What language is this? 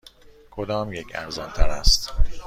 Persian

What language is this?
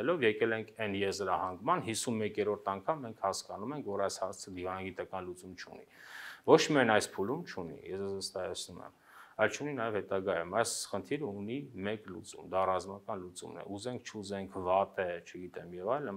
Turkish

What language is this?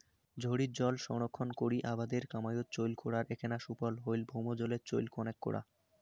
Bangla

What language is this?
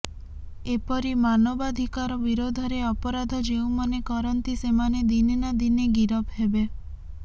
Odia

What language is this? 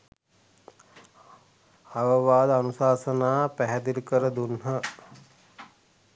Sinhala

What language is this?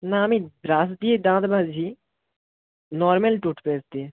Bangla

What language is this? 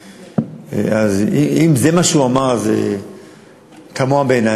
Hebrew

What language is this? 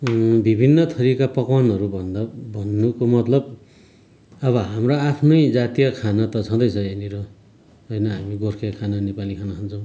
Nepali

